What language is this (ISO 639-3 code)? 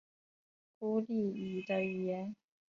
zho